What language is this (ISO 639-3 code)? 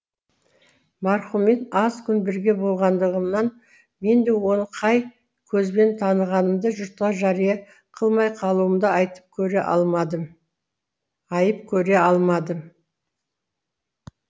kaz